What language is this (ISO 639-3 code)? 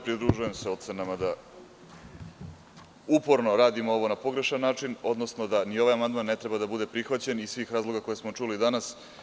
srp